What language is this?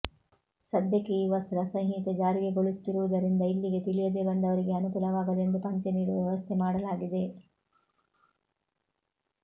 Kannada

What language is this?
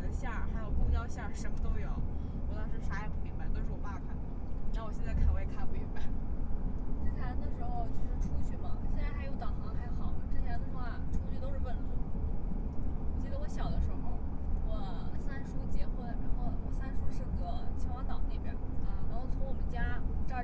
Chinese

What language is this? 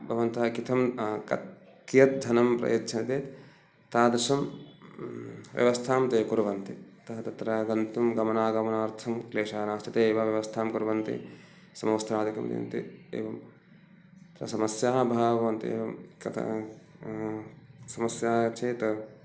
Sanskrit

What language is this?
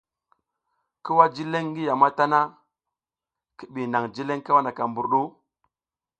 South Giziga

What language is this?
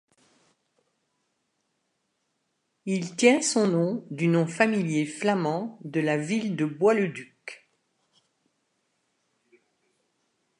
French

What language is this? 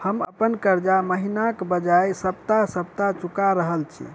Maithili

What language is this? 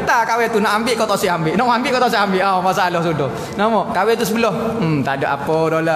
Malay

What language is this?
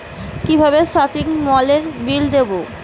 Bangla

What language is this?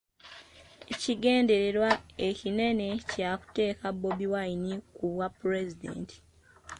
Ganda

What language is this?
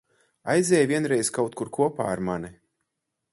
Latvian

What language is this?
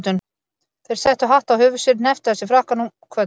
Icelandic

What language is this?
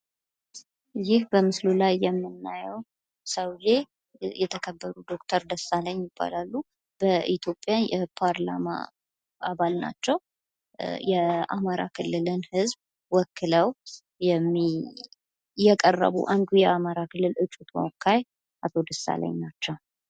Amharic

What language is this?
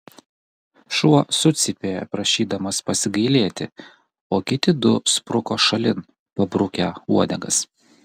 Lithuanian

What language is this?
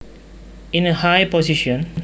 Javanese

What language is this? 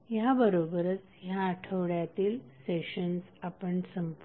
Marathi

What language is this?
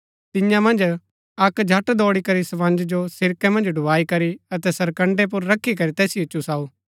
Gaddi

